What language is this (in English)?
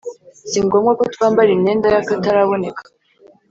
Kinyarwanda